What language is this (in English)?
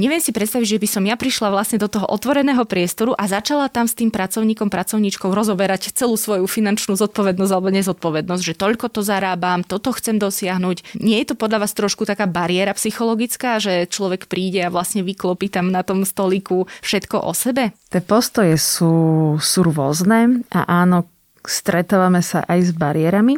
Slovak